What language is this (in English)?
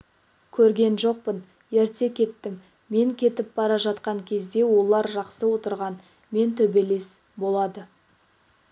Kazakh